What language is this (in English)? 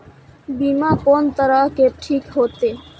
Maithili